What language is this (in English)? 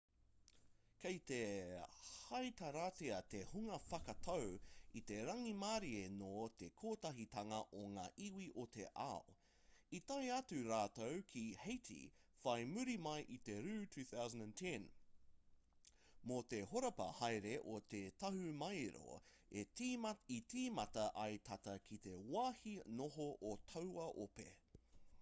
Māori